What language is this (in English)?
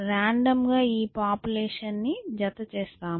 Telugu